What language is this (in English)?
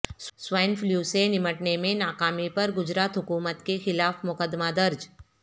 Urdu